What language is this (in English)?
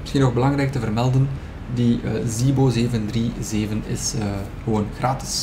Dutch